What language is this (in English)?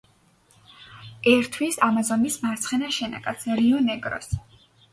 Georgian